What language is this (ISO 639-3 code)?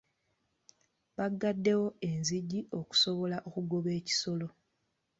lug